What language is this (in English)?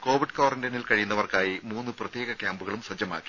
Malayalam